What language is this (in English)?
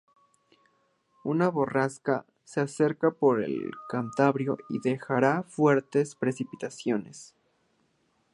Spanish